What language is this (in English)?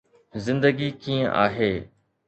Sindhi